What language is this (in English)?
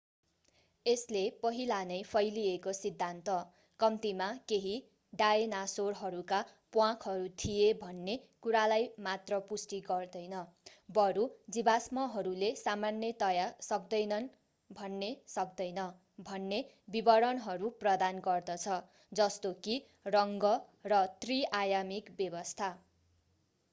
Nepali